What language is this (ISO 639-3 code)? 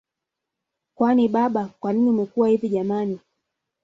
swa